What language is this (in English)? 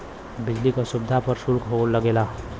Bhojpuri